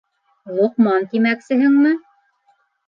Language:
Bashkir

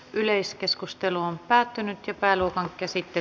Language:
Finnish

